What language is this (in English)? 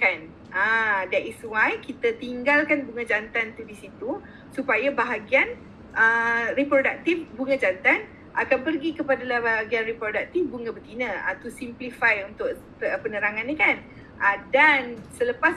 Malay